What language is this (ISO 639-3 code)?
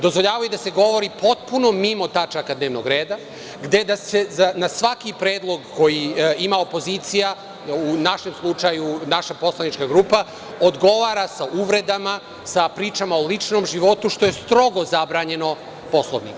srp